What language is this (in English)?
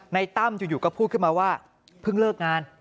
Thai